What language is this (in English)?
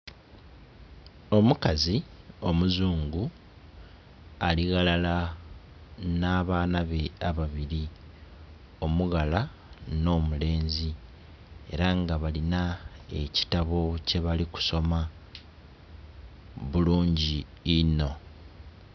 Soga